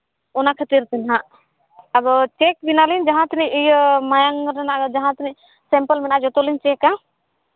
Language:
Santali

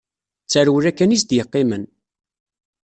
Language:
Kabyle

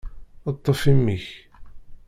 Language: Kabyle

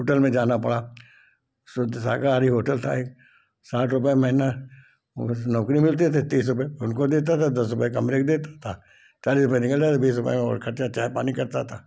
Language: Hindi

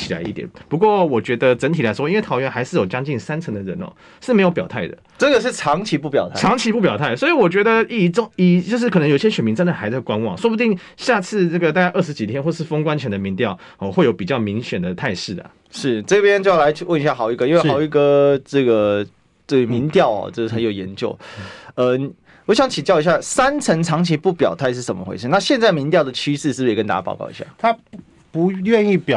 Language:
Chinese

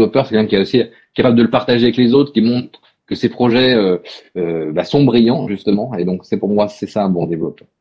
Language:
French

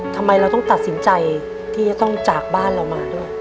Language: Thai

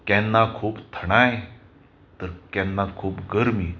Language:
Konkani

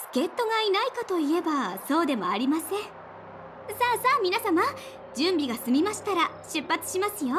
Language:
Japanese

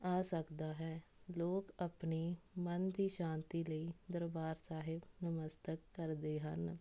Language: Punjabi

